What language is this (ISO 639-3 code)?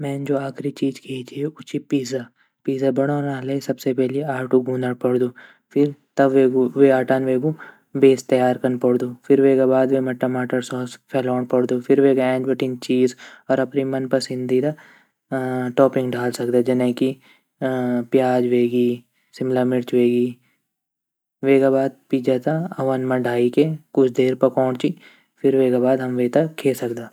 gbm